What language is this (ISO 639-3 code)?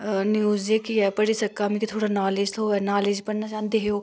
doi